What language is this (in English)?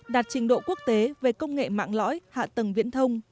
Vietnamese